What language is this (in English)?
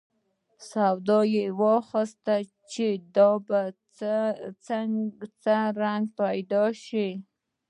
Pashto